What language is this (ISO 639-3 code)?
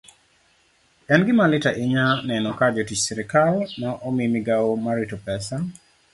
luo